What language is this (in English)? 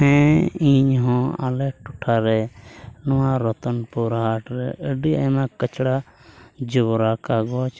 Santali